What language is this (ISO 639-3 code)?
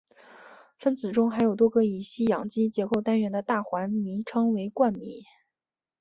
zho